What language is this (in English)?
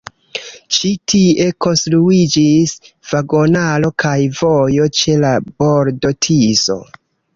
Esperanto